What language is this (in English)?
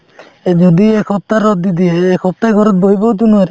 Assamese